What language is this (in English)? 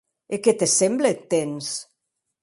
Occitan